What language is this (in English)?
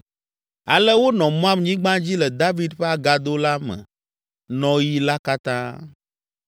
Ewe